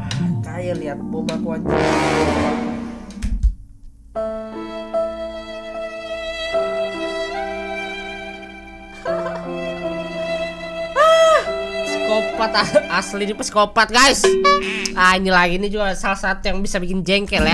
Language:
Indonesian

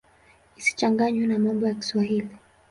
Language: Swahili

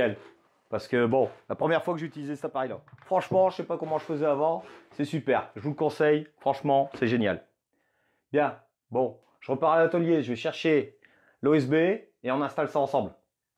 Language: French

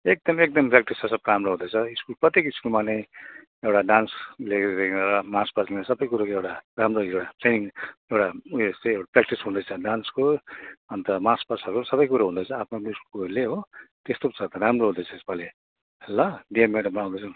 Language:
Nepali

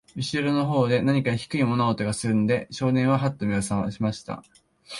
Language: Japanese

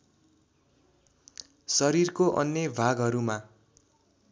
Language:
Nepali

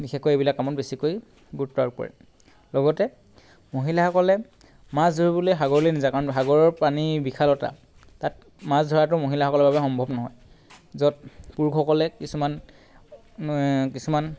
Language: Assamese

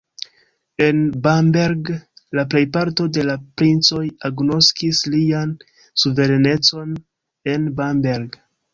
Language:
Esperanto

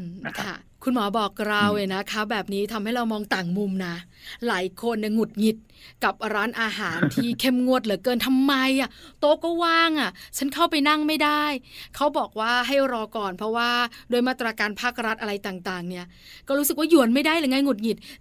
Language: Thai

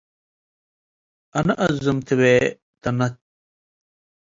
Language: Tigre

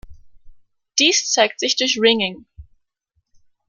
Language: German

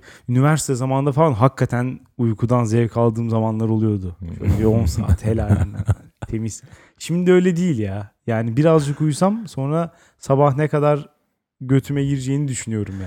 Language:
Turkish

